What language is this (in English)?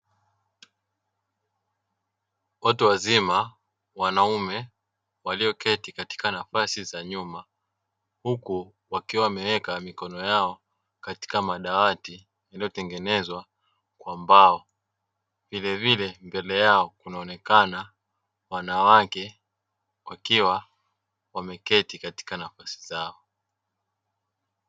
Swahili